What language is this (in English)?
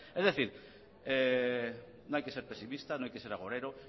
Spanish